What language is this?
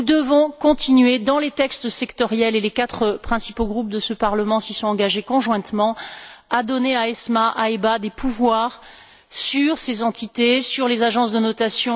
French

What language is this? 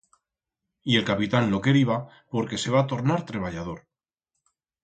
Aragonese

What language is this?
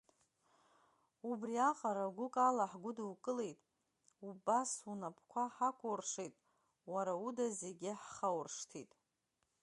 Abkhazian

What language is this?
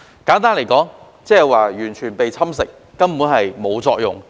Cantonese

